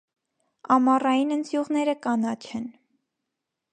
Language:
Armenian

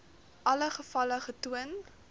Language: Afrikaans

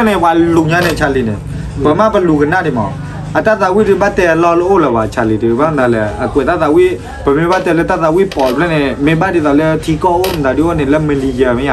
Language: Thai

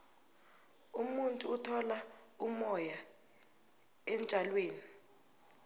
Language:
South Ndebele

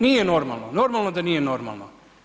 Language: Croatian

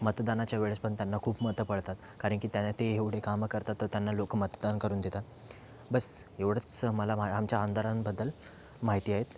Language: Marathi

